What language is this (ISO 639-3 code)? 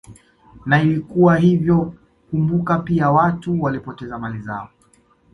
swa